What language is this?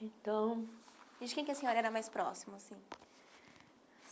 Portuguese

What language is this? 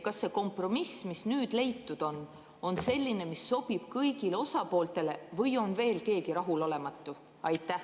Estonian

